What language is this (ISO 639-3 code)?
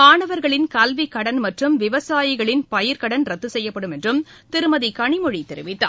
tam